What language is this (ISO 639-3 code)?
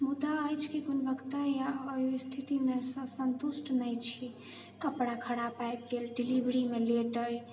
mai